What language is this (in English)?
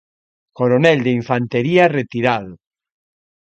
Galician